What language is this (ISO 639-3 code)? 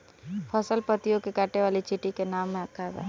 bho